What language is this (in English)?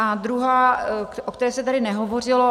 Czech